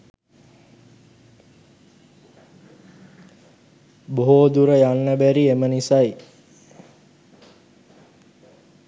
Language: Sinhala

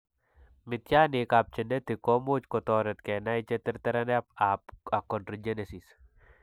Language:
Kalenjin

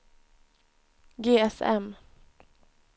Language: Swedish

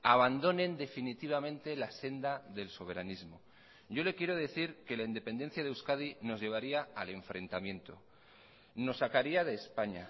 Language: Spanish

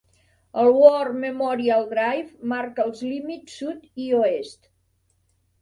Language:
Catalan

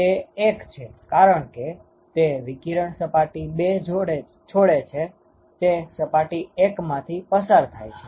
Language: Gujarati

